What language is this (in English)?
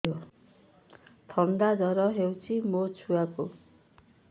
Odia